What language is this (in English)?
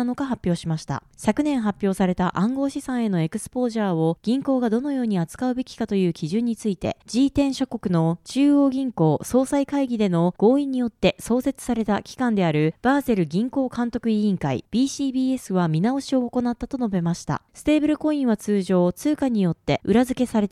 Japanese